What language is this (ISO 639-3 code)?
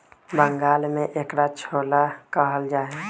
mag